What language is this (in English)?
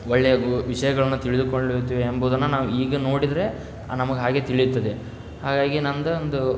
Kannada